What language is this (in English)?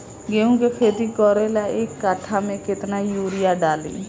Bhojpuri